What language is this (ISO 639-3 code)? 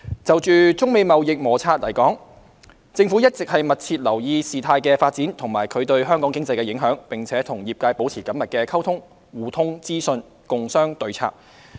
yue